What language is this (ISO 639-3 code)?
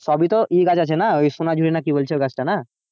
ben